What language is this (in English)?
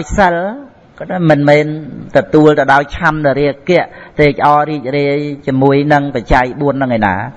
Vietnamese